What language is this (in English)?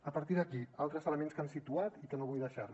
Catalan